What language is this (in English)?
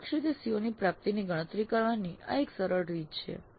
Gujarati